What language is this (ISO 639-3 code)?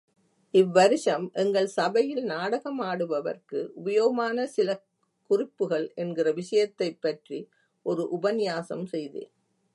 tam